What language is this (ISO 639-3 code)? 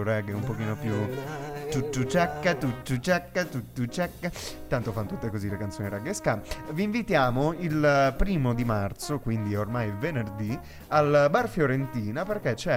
ita